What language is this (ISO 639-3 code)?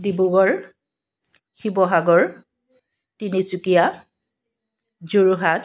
asm